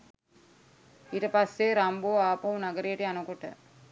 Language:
Sinhala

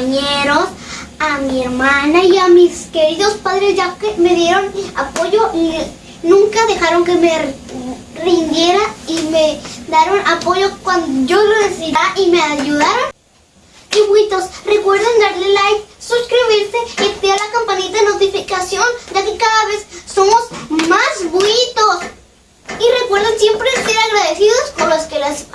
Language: Spanish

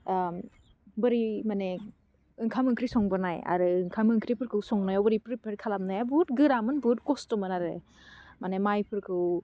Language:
Bodo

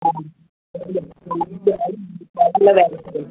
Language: Sindhi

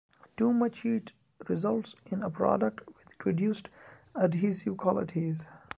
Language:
English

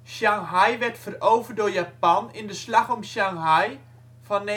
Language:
Dutch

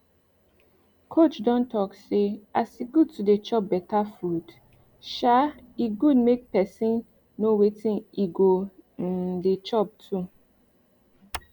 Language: Nigerian Pidgin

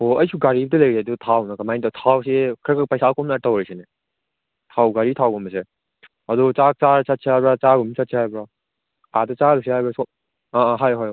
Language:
Manipuri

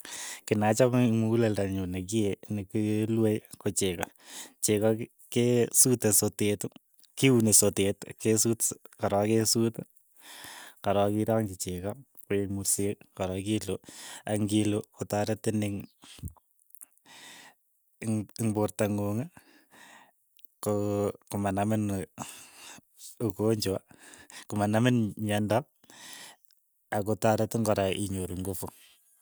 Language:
Keiyo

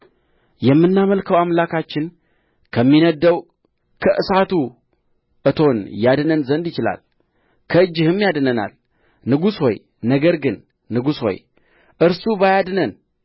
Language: Amharic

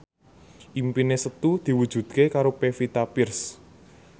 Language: Javanese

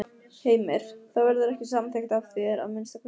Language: Icelandic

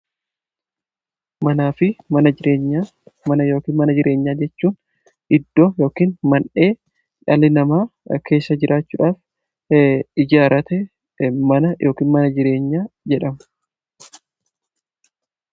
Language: Oromo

